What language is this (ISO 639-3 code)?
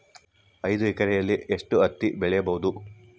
kan